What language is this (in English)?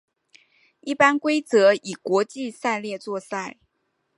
Chinese